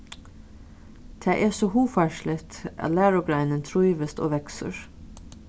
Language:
Faroese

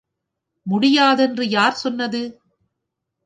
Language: Tamil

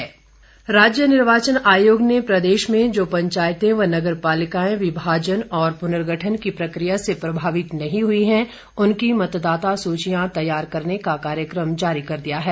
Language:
Hindi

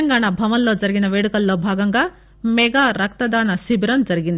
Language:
Telugu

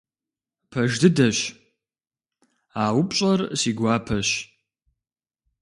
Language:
Kabardian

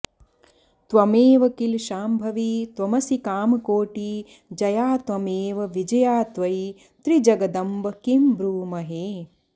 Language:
Sanskrit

